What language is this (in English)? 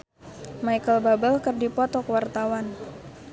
Sundanese